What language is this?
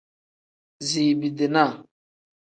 Tem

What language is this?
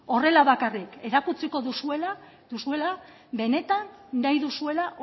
Basque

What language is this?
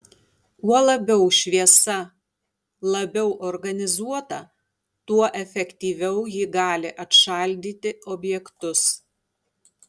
Lithuanian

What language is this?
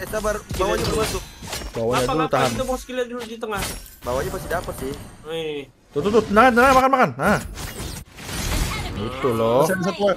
Indonesian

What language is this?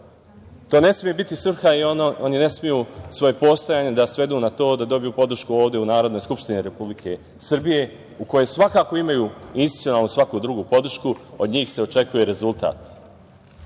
Serbian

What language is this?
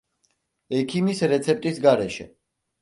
Georgian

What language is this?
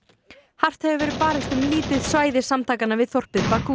Icelandic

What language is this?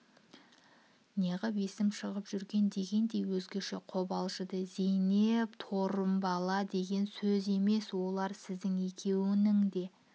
Kazakh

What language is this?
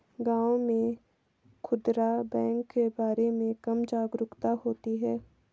Hindi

